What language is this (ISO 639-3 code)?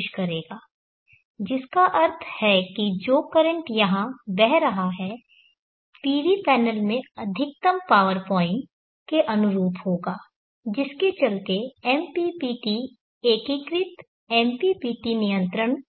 hin